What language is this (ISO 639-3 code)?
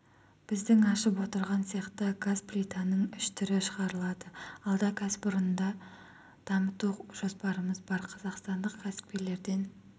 kaz